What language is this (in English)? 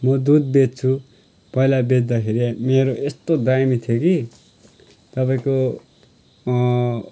Nepali